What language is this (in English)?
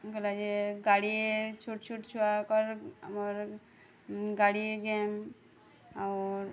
Odia